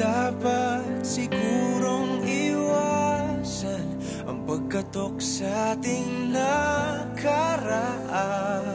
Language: Filipino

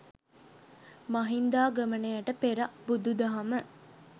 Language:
Sinhala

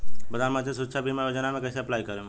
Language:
Bhojpuri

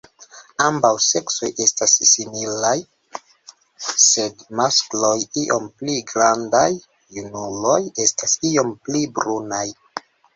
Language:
Esperanto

